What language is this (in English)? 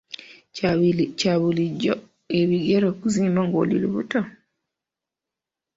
Ganda